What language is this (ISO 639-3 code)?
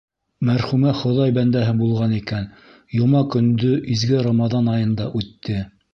bak